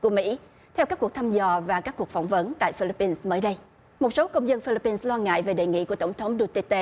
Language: Vietnamese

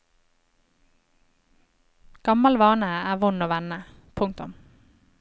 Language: Norwegian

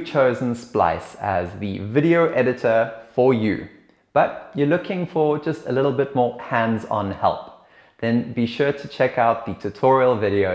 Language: English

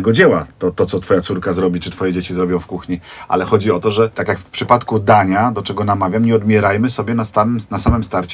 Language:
Polish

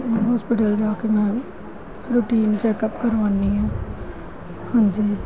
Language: Punjabi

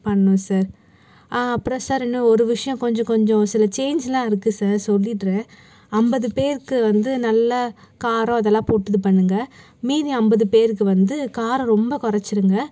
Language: Tamil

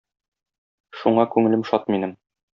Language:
Tatar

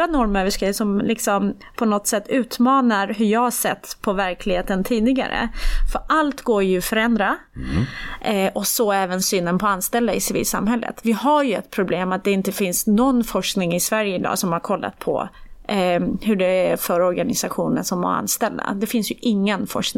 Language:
Swedish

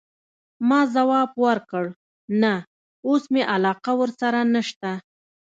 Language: Pashto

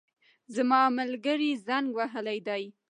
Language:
Pashto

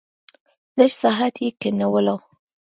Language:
Pashto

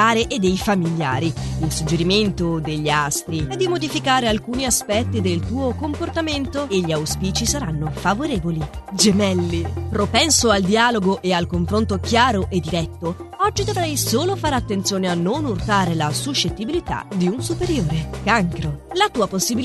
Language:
Italian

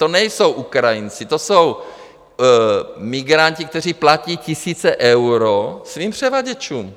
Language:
Czech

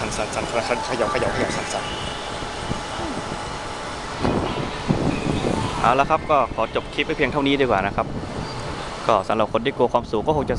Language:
Thai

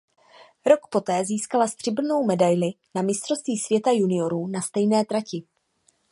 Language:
Czech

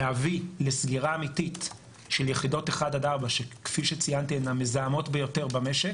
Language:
Hebrew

